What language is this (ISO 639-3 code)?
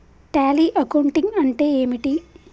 tel